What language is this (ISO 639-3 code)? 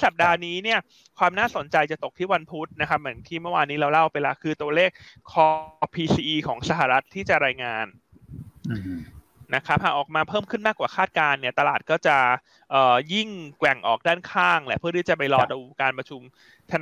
tha